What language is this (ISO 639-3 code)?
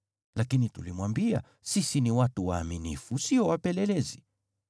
swa